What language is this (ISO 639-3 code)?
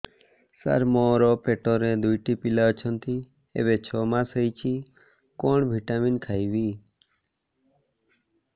ori